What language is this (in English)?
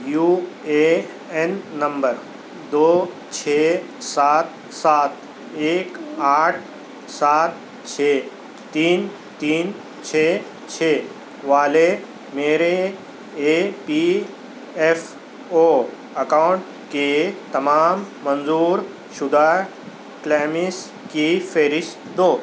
Urdu